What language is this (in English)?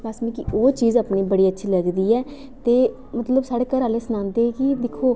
Dogri